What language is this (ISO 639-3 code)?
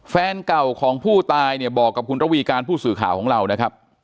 tha